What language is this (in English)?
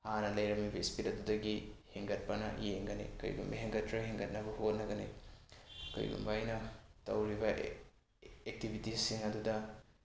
Manipuri